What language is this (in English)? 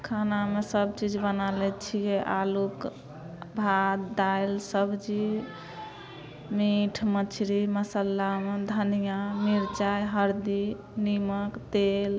Maithili